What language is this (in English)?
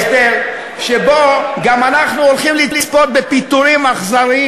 Hebrew